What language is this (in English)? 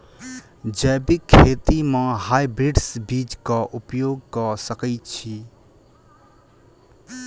Maithili